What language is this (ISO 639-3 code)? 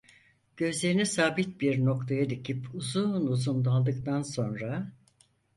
tur